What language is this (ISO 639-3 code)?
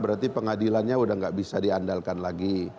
ind